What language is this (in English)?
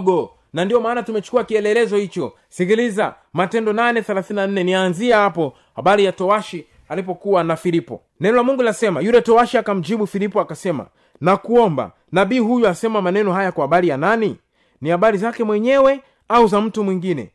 Swahili